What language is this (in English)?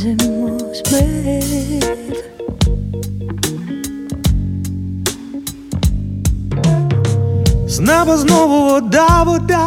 Ukrainian